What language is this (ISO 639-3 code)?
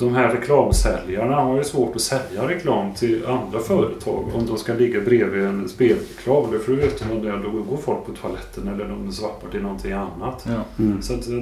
swe